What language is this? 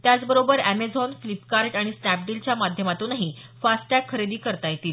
Marathi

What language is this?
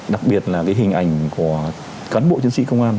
Vietnamese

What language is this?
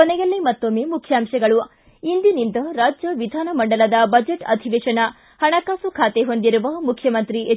Kannada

